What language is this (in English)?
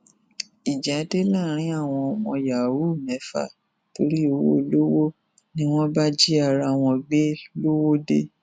Yoruba